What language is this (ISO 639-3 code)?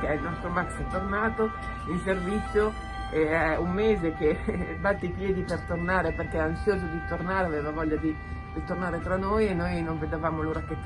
ita